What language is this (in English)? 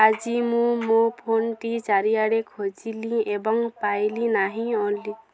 Odia